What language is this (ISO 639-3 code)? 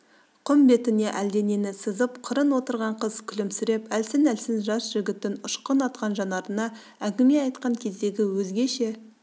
kaz